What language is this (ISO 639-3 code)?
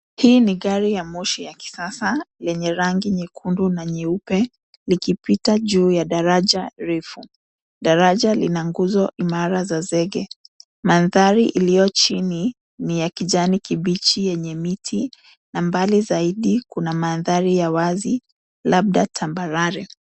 swa